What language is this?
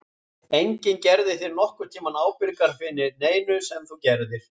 Icelandic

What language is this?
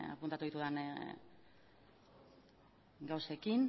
Basque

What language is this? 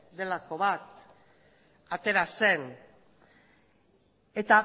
Basque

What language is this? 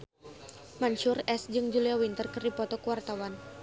Sundanese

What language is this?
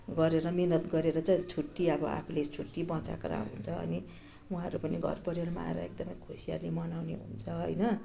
Nepali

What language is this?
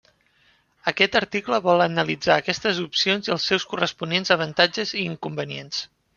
Catalan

